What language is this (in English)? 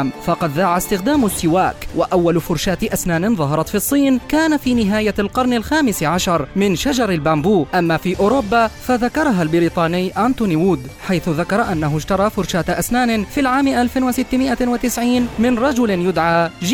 Arabic